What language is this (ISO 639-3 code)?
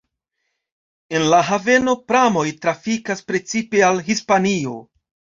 epo